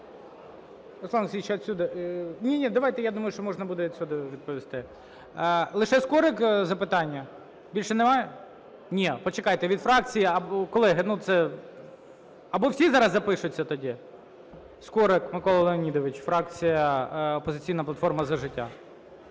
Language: Ukrainian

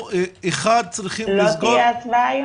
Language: Hebrew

